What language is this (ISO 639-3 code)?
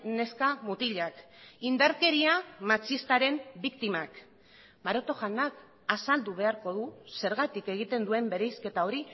eus